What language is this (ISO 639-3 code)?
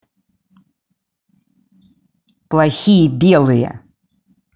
rus